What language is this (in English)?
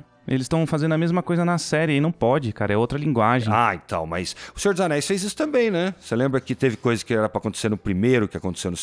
Portuguese